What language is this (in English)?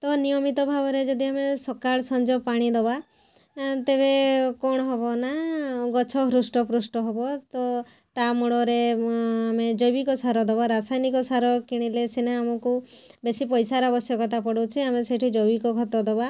Odia